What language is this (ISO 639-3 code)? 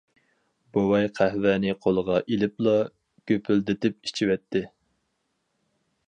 uig